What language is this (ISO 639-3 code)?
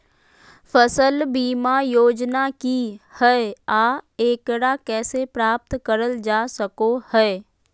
mag